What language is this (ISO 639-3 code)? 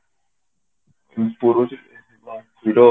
ori